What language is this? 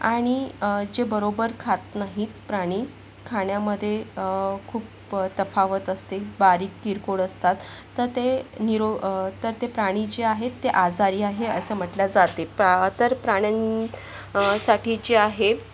Marathi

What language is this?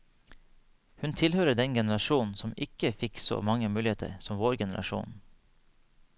Norwegian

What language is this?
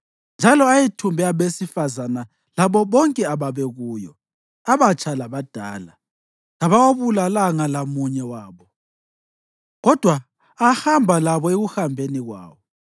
North Ndebele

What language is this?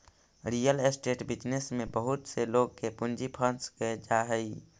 Magahi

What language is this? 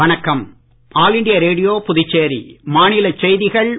Tamil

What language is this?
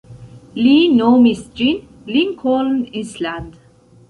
Esperanto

